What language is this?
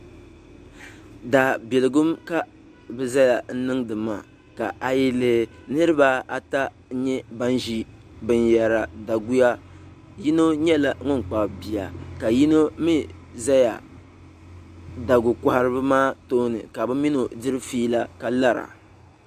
Dagbani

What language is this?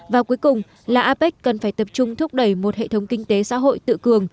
Vietnamese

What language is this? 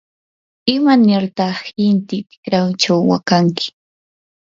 Yanahuanca Pasco Quechua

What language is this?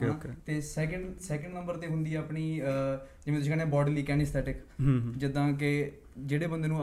Punjabi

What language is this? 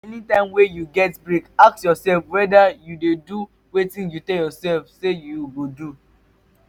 Nigerian Pidgin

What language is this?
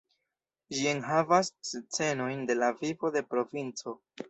Esperanto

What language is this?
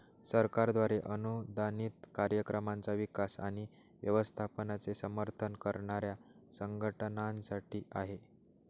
Marathi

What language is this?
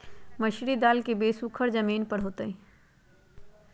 Magahi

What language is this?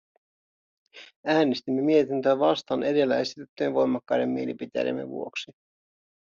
Finnish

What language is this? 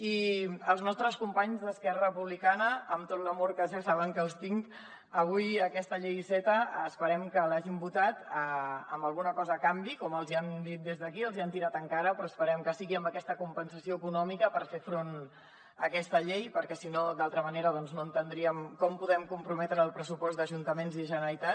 Catalan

